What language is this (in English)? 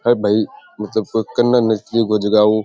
Rajasthani